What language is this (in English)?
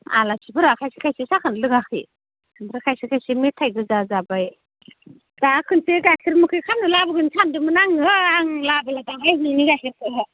Bodo